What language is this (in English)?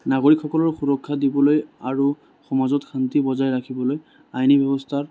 Assamese